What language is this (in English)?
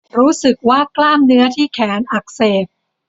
Thai